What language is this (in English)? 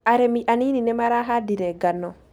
Kikuyu